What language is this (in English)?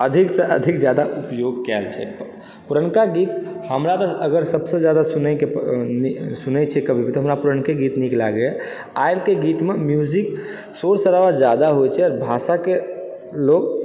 Maithili